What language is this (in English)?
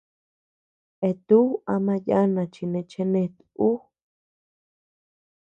Tepeuxila Cuicatec